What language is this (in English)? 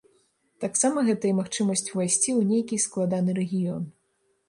Belarusian